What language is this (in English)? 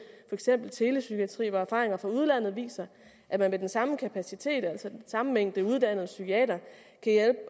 Danish